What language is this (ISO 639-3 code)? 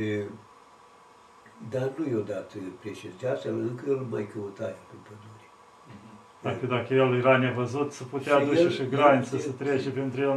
ron